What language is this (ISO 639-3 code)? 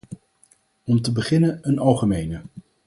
nld